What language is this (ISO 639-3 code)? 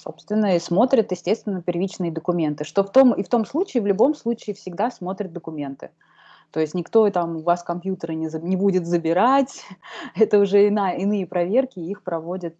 rus